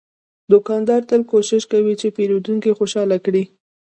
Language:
Pashto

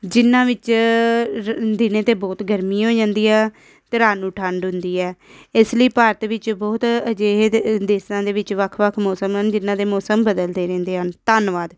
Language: Punjabi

